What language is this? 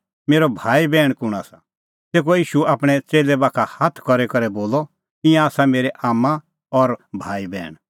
Kullu Pahari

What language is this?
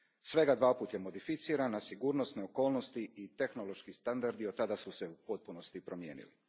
Croatian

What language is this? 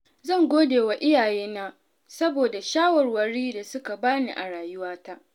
Hausa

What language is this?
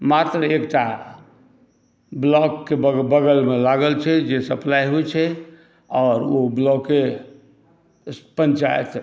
Maithili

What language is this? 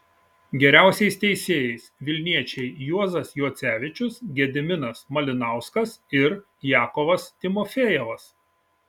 Lithuanian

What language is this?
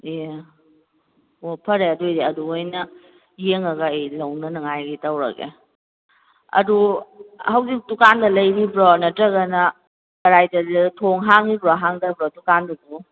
Manipuri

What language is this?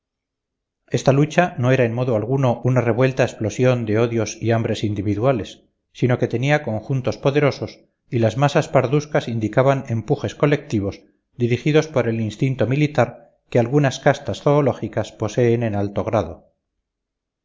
Spanish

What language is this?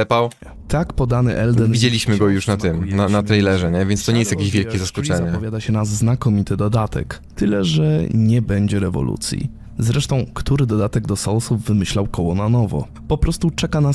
Polish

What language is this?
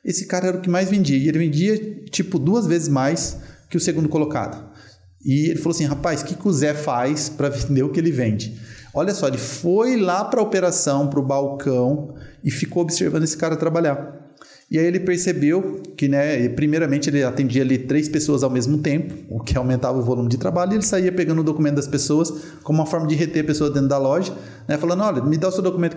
Portuguese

